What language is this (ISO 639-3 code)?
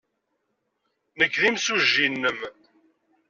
kab